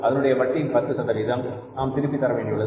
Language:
Tamil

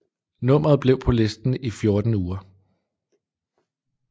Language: Danish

